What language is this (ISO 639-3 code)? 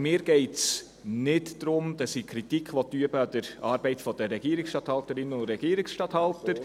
gsw